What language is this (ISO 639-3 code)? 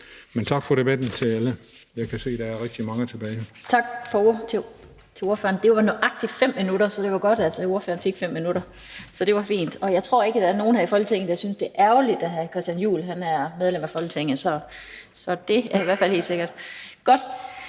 dan